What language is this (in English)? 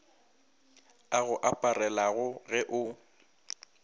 Northern Sotho